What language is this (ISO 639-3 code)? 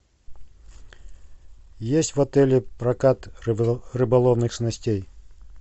rus